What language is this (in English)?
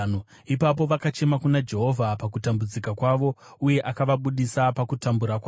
Shona